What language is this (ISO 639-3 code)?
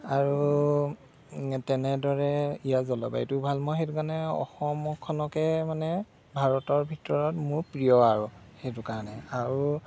asm